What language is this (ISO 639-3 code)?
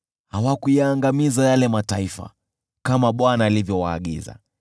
swa